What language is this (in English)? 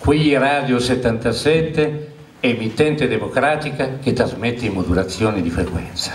Italian